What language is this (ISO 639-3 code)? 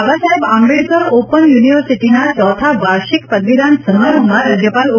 guj